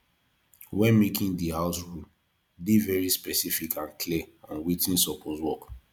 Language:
Nigerian Pidgin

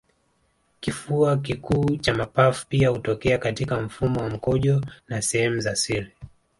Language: Swahili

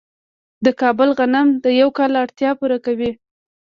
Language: Pashto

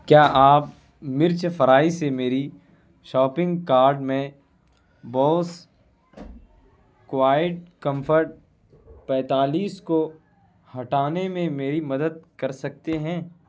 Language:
Urdu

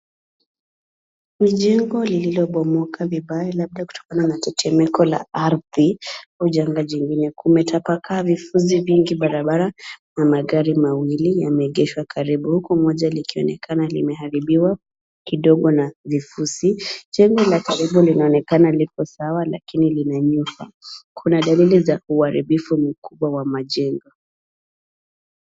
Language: Swahili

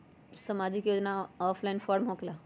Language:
Magahi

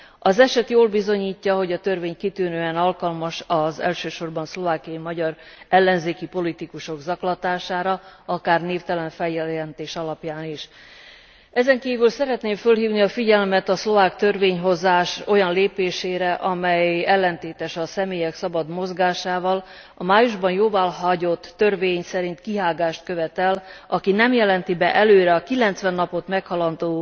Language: Hungarian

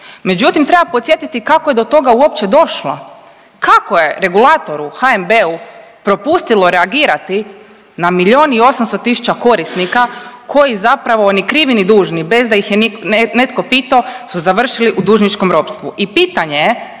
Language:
Croatian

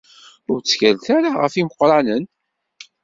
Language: Kabyle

